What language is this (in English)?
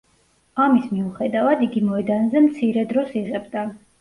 Georgian